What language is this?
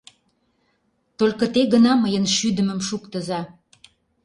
Mari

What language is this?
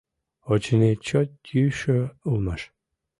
Mari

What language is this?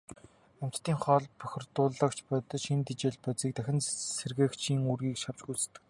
Mongolian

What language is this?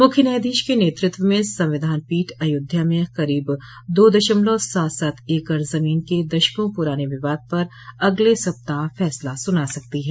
Hindi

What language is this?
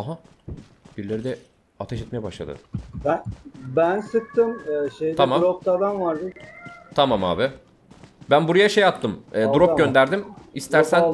Turkish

